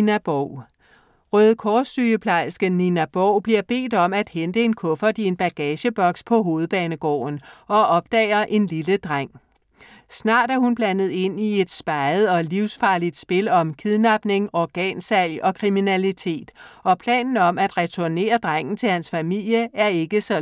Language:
Danish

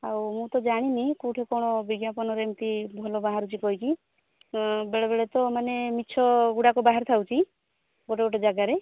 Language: Odia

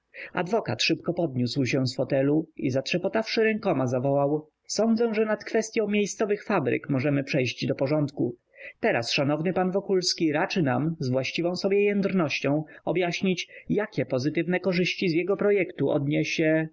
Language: Polish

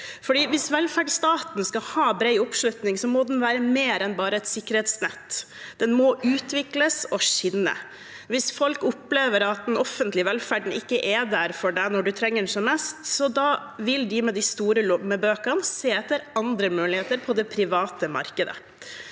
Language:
Norwegian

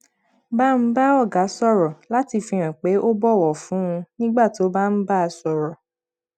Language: Yoruba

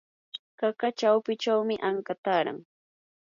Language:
Yanahuanca Pasco Quechua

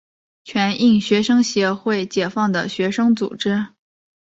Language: Chinese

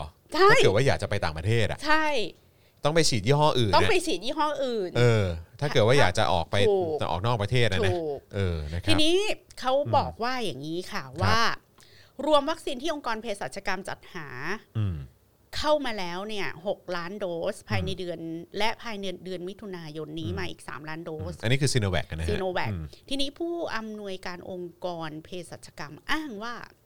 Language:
Thai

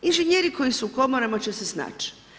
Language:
Croatian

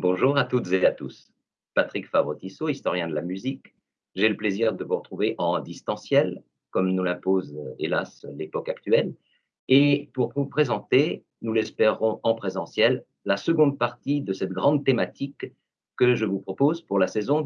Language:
French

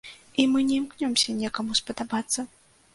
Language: Belarusian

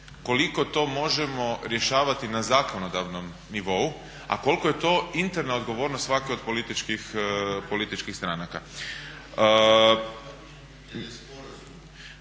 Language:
Croatian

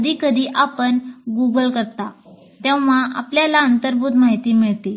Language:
Marathi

